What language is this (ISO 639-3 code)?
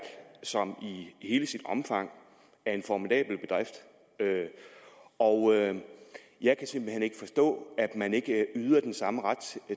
dan